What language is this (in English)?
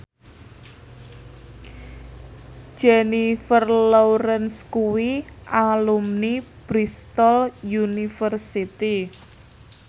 Javanese